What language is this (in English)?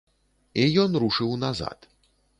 Belarusian